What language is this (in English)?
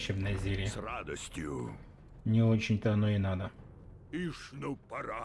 Russian